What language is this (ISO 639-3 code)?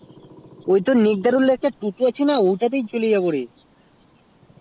ben